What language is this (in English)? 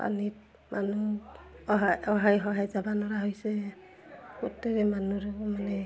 Assamese